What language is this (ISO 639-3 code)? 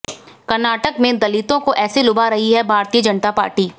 hin